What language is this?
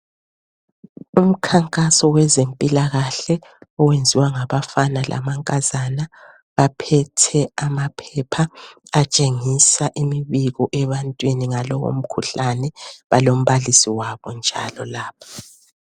North Ndebele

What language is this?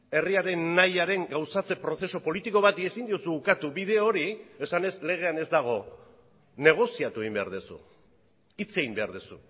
Basque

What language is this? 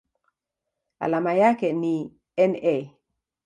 Swahili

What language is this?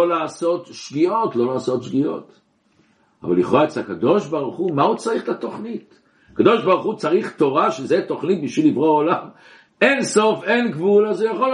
Hebrew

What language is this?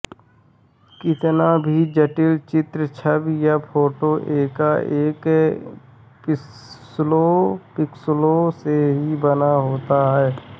Hindi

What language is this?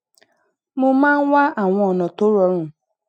Yoruba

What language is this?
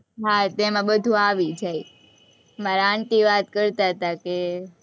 Gujarati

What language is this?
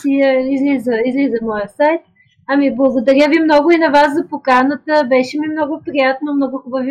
Bulgarian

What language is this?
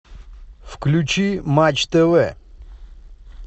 Russian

